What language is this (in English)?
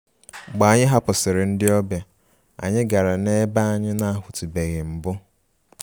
Igbo